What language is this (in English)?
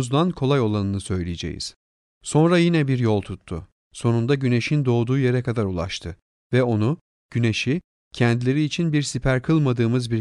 Turkish